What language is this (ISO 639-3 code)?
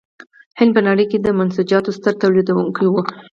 pus